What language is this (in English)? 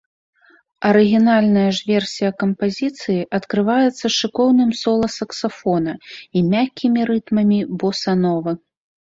Belarusian